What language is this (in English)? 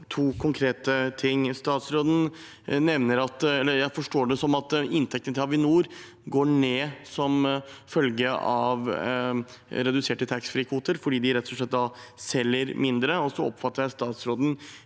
Norwegian